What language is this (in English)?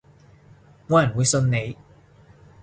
Cantonese